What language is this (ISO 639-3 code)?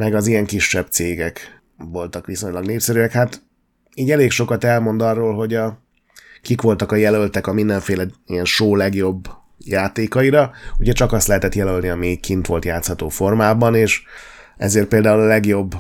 hun